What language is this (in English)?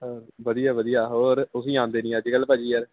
Punjabi